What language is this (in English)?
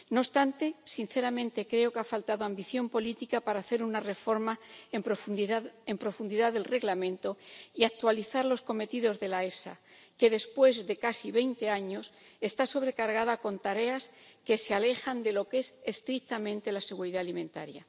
Spanish